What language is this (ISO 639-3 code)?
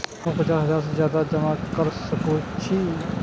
mai